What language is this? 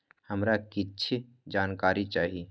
Maithili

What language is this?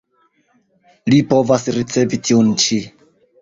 Esperanto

